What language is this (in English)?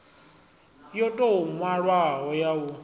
Venda